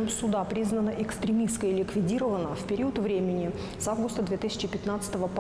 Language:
Russian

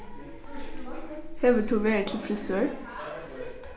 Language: Faroese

